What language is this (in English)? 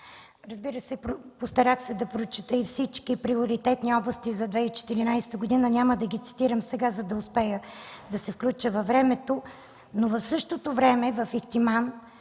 Bulgarian